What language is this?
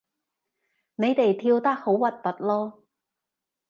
Cantonese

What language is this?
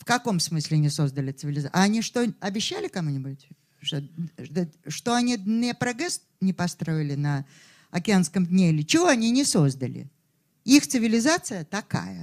Russian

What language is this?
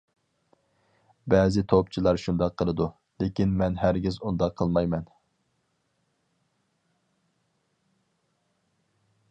Uyghur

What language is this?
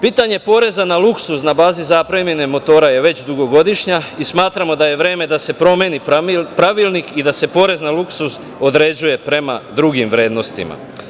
Serbian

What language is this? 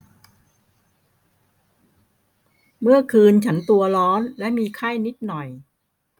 Thai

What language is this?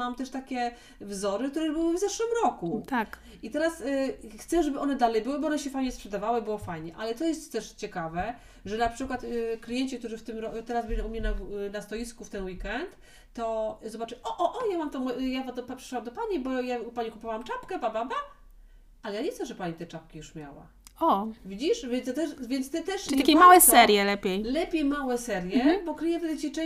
Polish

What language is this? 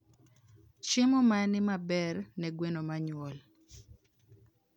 Luo (Kenya and Tanzania)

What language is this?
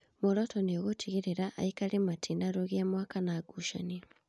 Kikuyu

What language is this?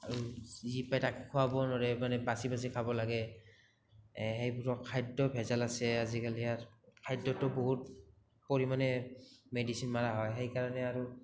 Assamese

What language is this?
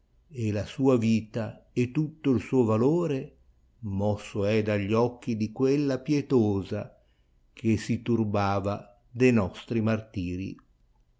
Italian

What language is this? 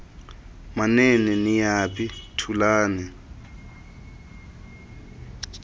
Xhosa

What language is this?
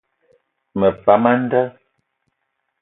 Eton (Cameroon)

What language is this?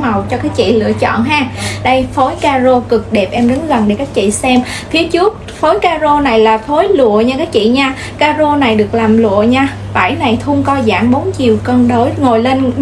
Vietnamese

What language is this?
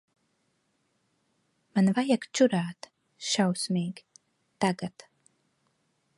Latvian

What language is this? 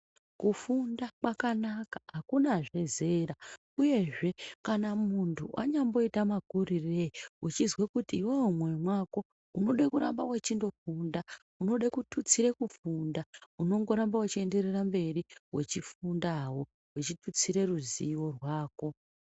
Ndau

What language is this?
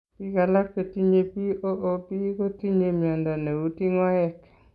Kalenjin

